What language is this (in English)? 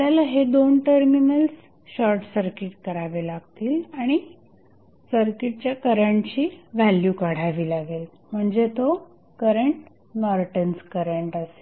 Marathi